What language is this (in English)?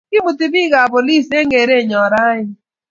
Kalenjin